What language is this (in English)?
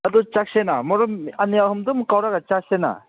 Manipuri